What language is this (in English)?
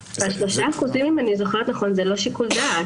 Hebrew